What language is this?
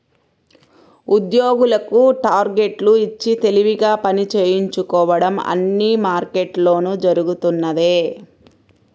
Telugu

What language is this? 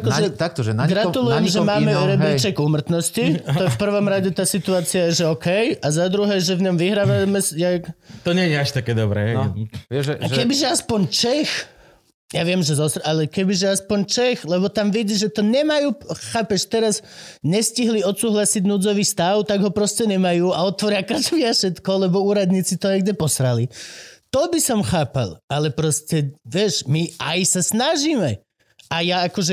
Slovak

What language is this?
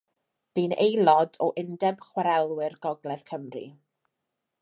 Welsh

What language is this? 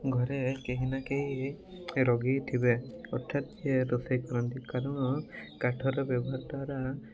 Odia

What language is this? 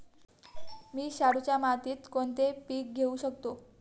Marathi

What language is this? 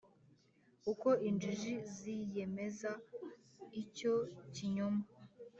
Kinyarwanda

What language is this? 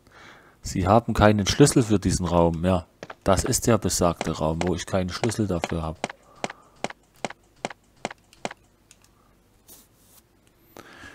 German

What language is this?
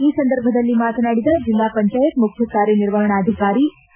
Kannada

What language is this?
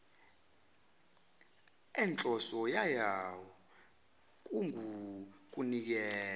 Zulu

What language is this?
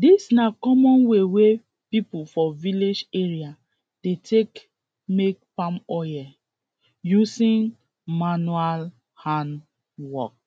Nigerian Pidgin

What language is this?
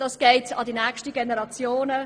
Swiss German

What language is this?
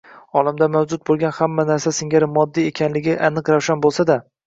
Uzbek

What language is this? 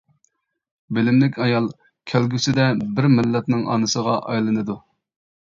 Uyghur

